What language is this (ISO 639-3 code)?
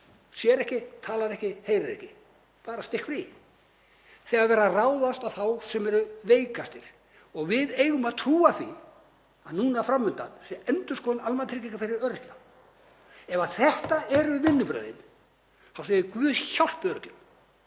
isl